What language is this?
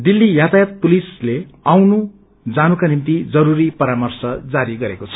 Nepali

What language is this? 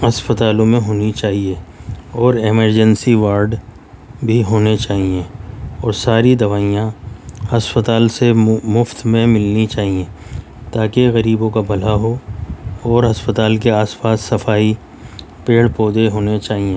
Urdu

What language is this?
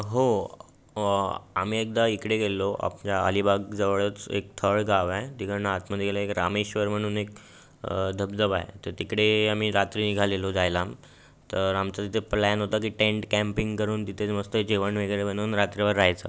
Marathi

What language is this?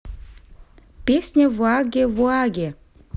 Russian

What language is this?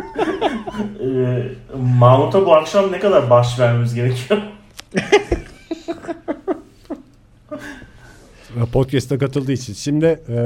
Turkish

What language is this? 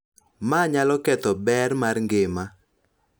Luo (Kenya and Tanzania)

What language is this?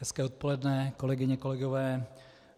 Czech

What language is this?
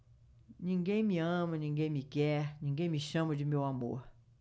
Portuguese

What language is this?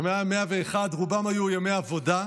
Hebrew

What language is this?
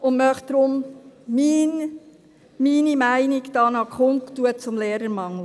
Swiss German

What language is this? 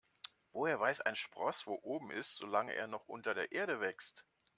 German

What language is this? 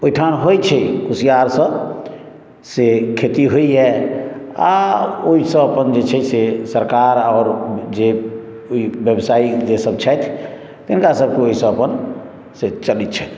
Maithili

